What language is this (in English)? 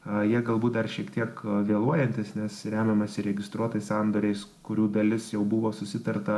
Lithuanian